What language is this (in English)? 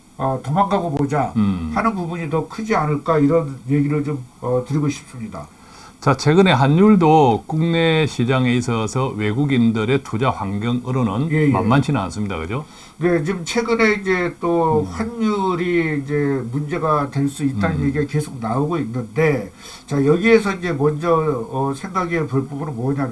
Korean